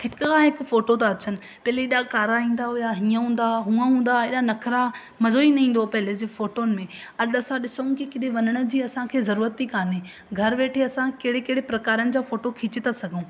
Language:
Sindhi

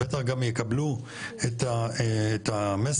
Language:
Hebrew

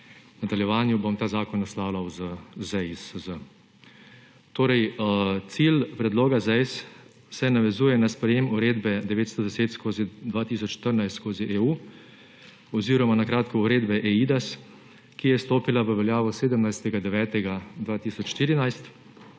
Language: Slovenian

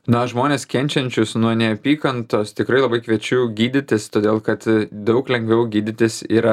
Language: Lithuanian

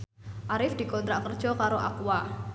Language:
Javanese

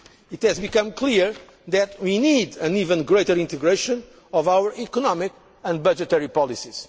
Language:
English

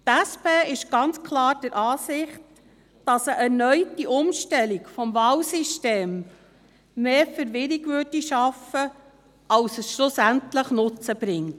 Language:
Swiss German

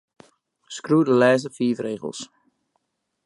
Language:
Western Frisian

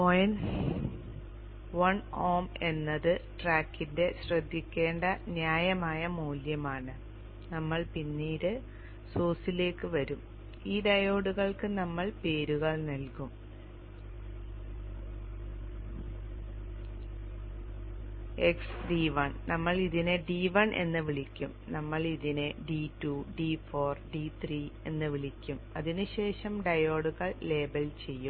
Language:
Malayalam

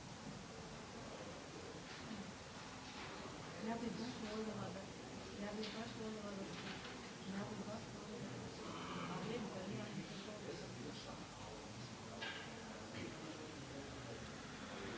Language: Croatian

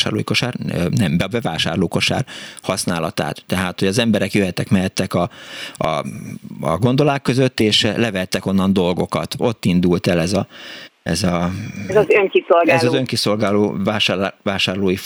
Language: Hungarian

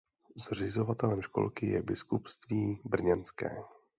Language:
Czech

